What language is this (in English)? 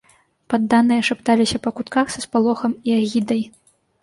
Belarusian